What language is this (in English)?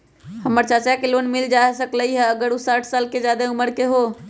Magahi